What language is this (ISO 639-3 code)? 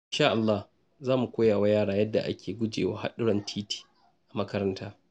hau